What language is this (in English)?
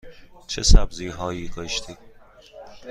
Persian